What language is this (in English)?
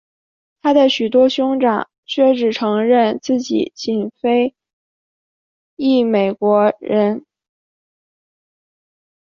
Chinese